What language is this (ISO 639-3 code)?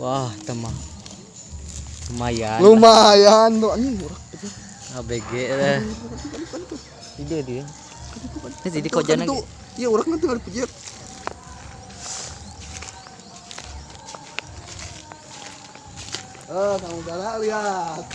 ind